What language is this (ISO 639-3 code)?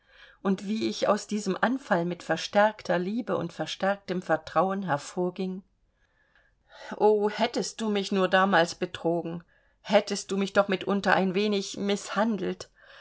deu